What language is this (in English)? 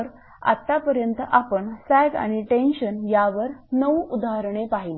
Marathi